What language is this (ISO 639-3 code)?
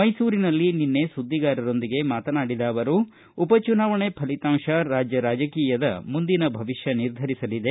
kan